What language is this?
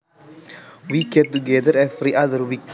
Javanese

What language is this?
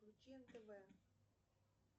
Russian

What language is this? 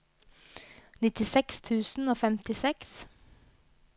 Norwegian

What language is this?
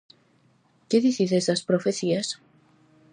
Galician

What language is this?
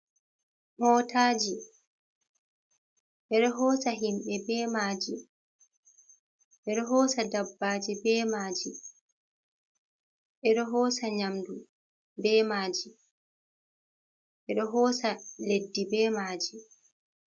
Fula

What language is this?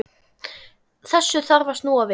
Icelandic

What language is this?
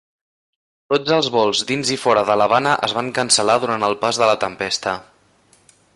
Catalan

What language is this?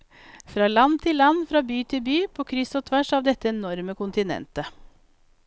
Norwegian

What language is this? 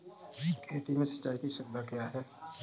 Hindi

